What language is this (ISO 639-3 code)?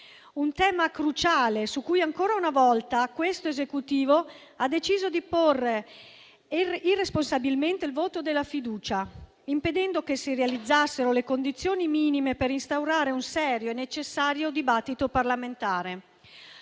ita